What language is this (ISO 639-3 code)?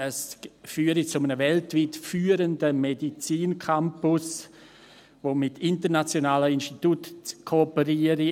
gsw